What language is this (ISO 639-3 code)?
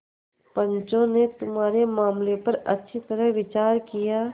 hin